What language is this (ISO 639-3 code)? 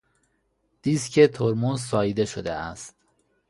fas